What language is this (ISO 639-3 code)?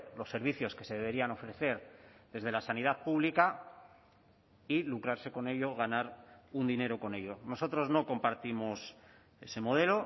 spa